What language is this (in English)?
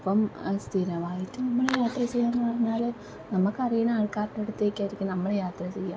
Malayalam